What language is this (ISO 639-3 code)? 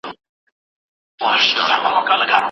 pus